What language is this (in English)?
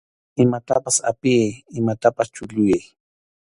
Arequipa-La Unión Quechua